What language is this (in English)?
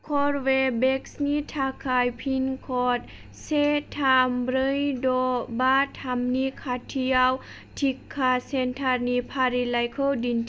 Bodo